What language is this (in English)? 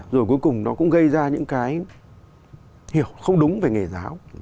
Vietnamese